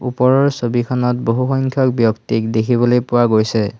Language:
Assamese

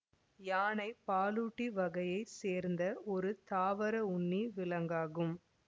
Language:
Tamil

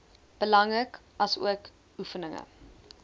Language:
Afrikaans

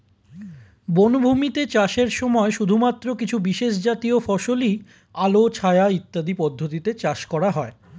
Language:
Bangla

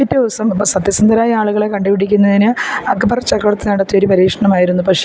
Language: Malayalam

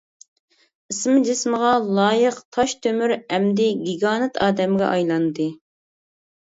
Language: Uyghur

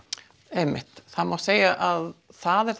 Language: Icelandic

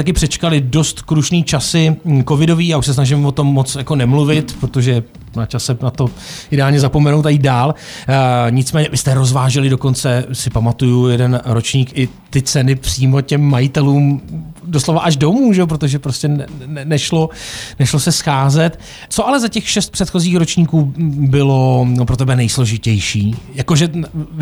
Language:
Czech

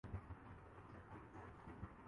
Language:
Urdu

